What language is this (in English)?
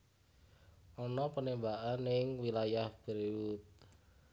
Javanese